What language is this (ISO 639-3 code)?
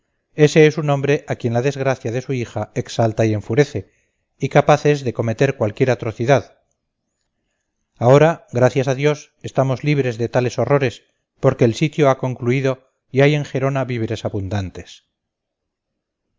spa